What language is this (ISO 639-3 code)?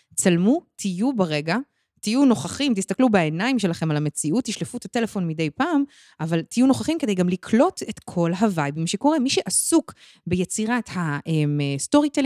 heb